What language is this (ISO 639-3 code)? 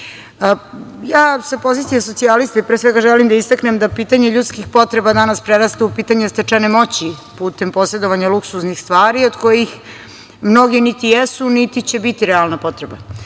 srp